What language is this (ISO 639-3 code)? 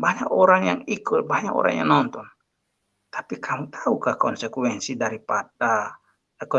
ind